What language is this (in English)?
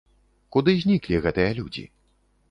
Belarusian